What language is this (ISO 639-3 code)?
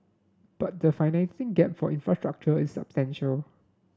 eng